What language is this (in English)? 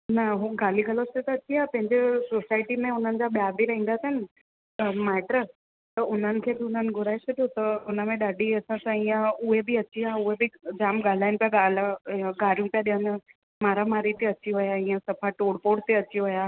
Sindhi